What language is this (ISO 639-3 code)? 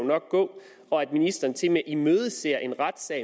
dan